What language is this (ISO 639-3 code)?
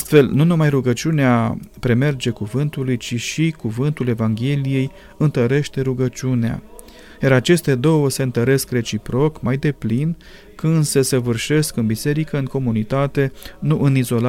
ron